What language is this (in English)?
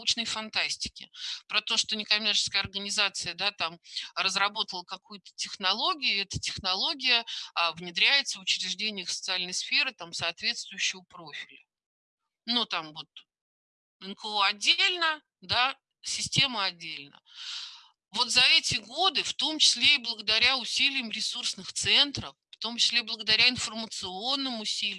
Russian